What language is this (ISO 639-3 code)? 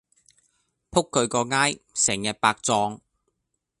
yue